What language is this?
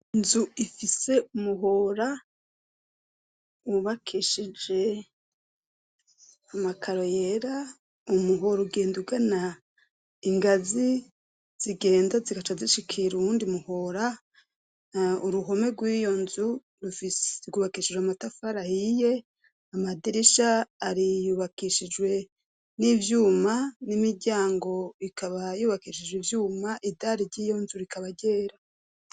Rundi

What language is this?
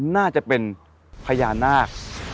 Thai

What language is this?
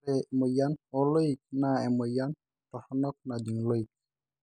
Masai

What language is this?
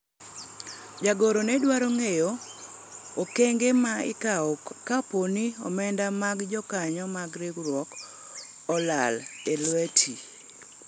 Luo (Kenya and Tanzania)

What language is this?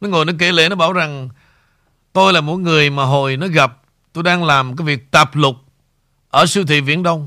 Vietnamese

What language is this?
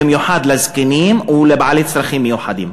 Hebrew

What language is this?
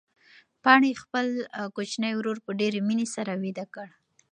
Pashto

